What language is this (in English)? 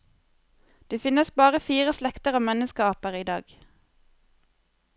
Norwegian